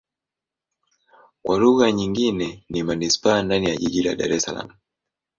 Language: Swahili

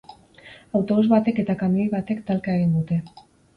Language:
Basque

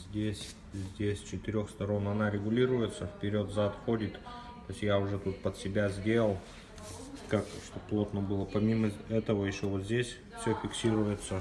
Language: Russian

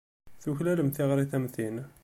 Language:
Kabyle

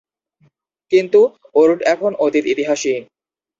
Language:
Bangla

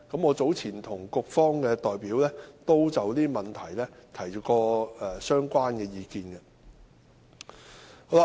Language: Cantonese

